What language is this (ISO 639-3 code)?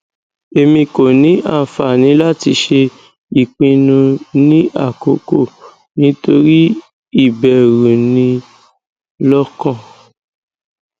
yor